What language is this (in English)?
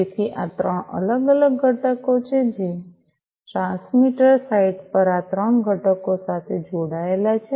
Gujarati